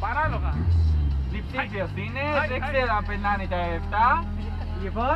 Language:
Greek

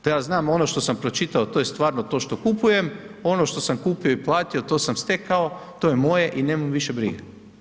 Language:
Croatian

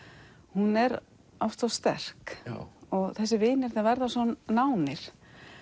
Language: Icelandic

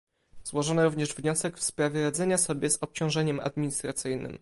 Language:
Polish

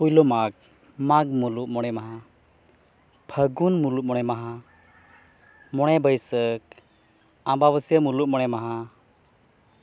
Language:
Santali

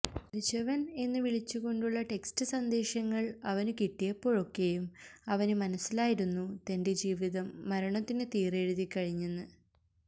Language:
Malayalam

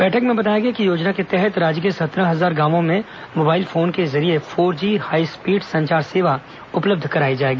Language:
Hindi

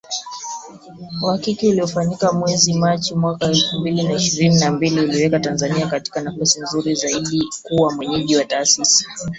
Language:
Swahili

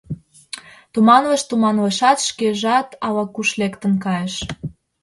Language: Mari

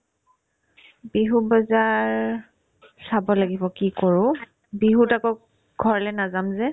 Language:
Assamese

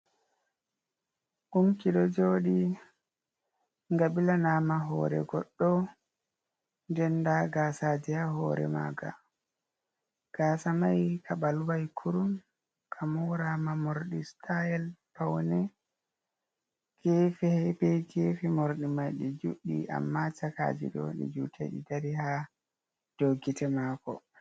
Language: Fula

